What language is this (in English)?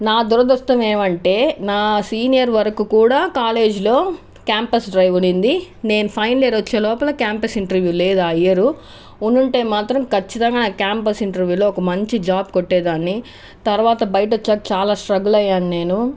Telugu